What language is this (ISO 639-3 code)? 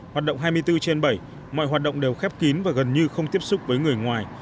vie